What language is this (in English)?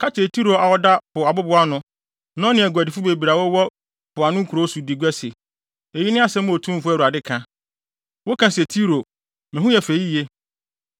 Akan